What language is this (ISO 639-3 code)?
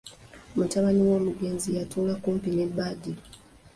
lug